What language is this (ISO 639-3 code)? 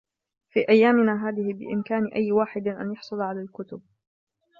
ara